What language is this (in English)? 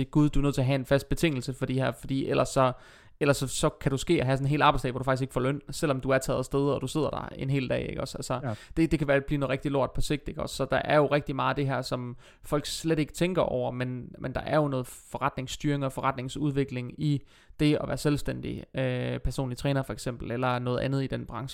Danish